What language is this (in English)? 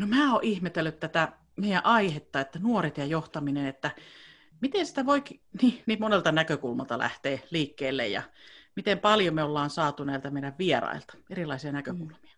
Finnish